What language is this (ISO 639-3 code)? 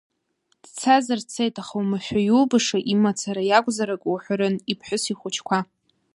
abk